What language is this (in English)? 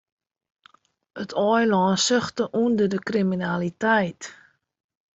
Western Frisian